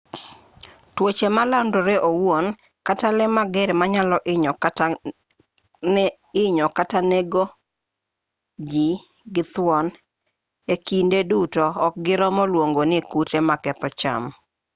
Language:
Luo (Kenya and Tanzania)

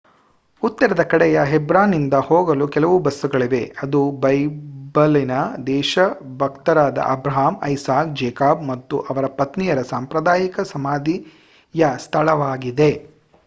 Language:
Kannada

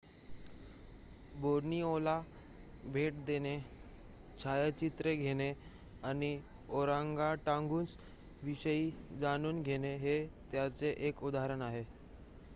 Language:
Marathi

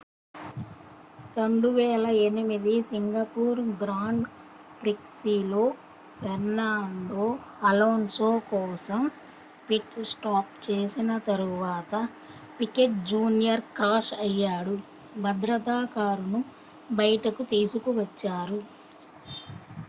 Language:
Telugu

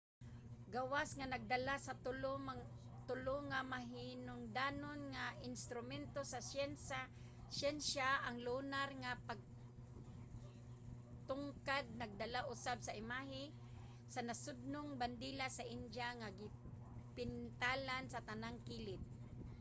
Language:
Cebuano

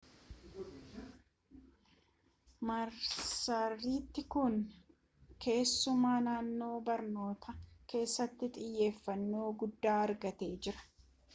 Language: Oromo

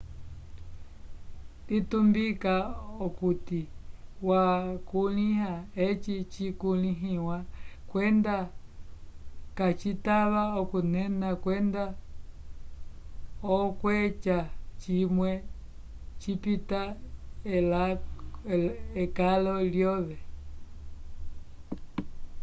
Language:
Umbundu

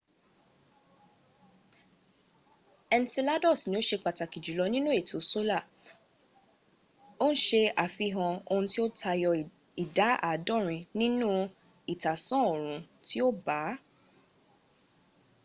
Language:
Yoruba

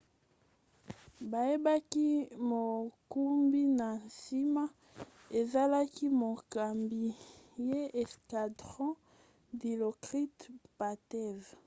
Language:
Lingala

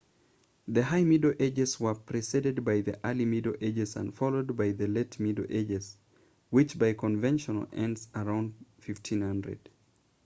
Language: English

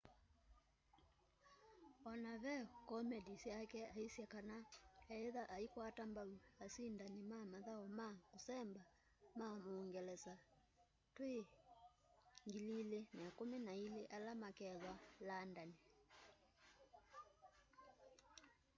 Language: Kamba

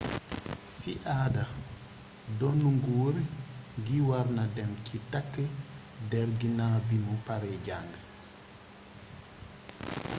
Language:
Wolof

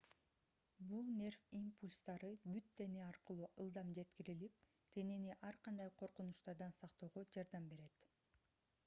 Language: Kyrgyz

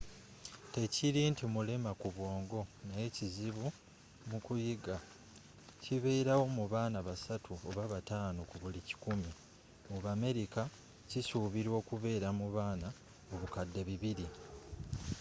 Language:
Ganda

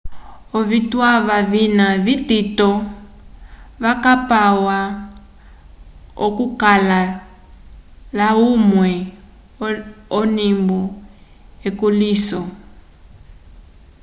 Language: Umbundu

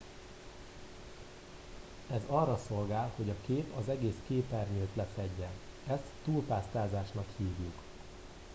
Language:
Hungarian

